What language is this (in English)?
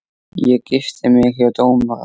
Icelandic